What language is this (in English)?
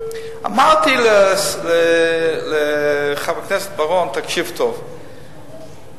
Hebrew